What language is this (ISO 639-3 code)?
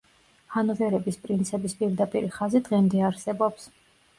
kat